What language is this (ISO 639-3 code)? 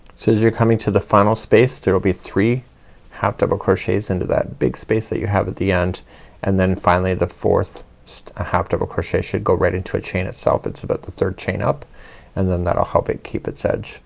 eng